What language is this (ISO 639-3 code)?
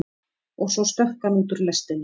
isl